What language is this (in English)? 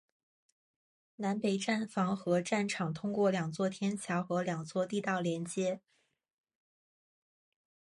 Chinese